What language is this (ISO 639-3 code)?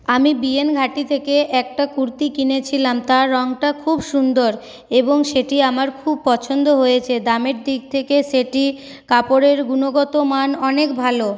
ben